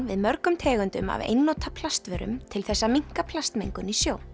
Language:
Icelandic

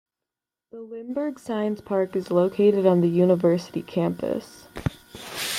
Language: English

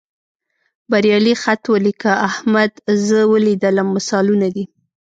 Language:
Pashto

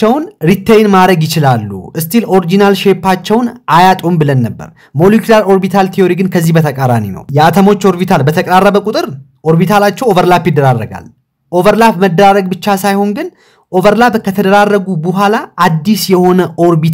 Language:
Arabic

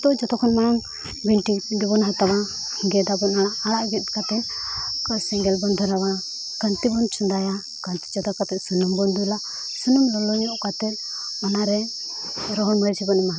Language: Santali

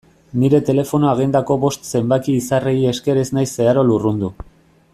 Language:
Basque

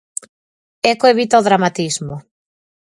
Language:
Galician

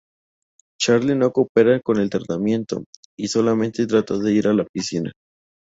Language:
Spanish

